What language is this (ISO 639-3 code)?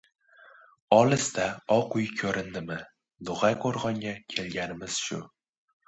uzb